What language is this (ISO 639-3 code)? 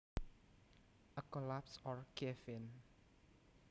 jav